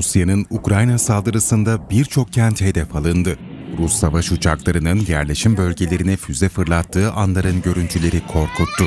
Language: Turkish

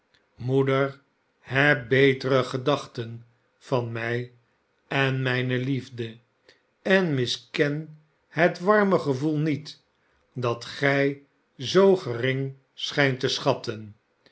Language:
Dutch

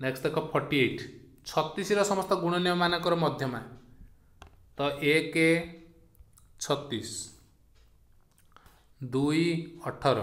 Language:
Hindi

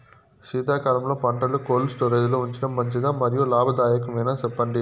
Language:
Telugu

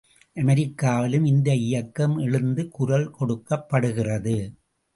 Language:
Tamil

